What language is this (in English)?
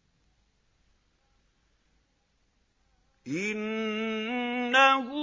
Arabic